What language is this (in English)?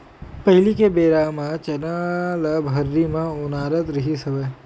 Chhattisgarhi